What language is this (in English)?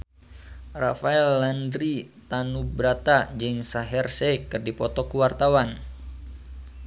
Sundanese